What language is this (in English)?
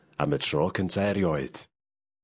Welsh